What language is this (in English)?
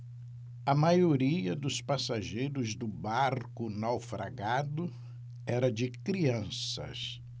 Portuguese